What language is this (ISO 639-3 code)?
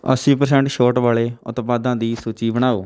pan